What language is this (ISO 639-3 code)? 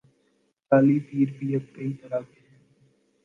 urd